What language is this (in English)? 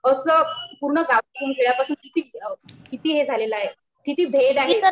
Marathi